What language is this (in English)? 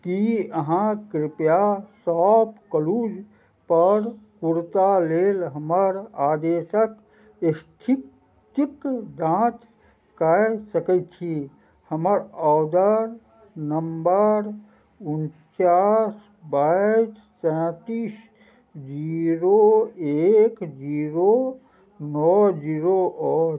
Maithili